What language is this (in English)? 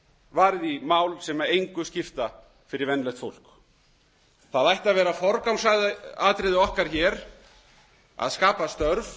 Icelandic